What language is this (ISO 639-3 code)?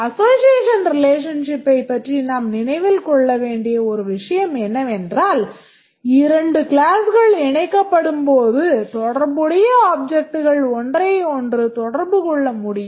tam